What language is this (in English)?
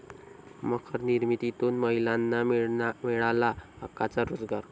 Marathi